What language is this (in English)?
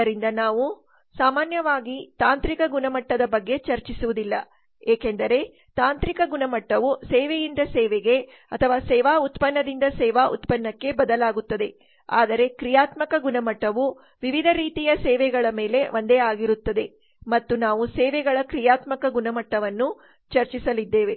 Kannada